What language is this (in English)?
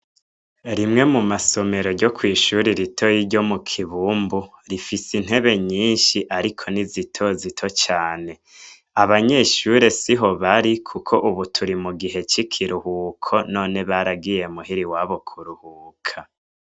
Rundi